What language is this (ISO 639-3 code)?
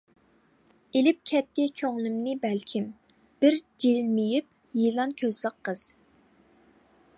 uig